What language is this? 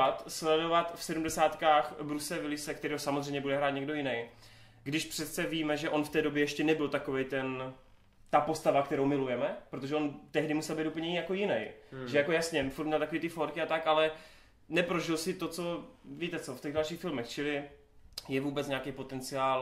Czech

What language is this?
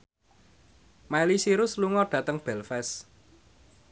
Javanese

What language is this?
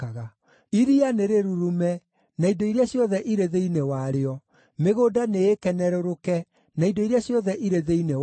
Kikuyu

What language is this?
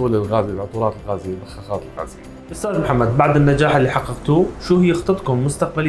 Arabic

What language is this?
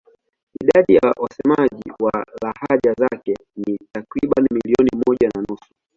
Swahili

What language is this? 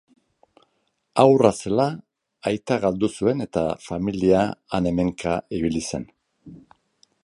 Basque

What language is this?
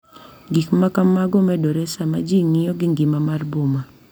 Luo (Kenya and Tanzania)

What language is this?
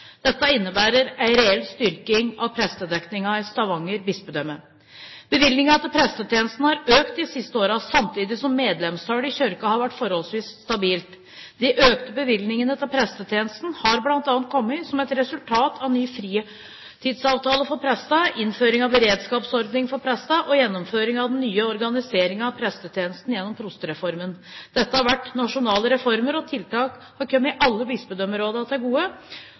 Norwegian Bokmål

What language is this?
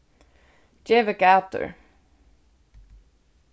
Faroese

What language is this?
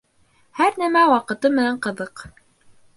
Bashkir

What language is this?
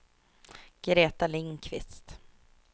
Swedish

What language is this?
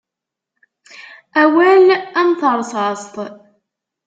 Kabyle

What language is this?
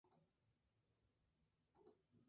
Spanish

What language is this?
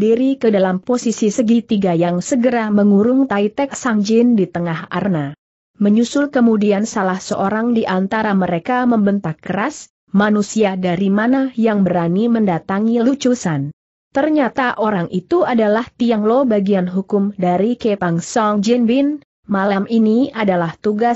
Indonesian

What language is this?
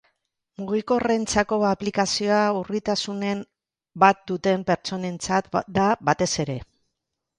Basque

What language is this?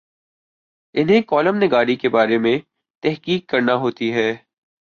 Urdu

